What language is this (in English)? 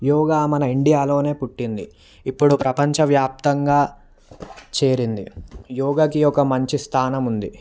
Telugu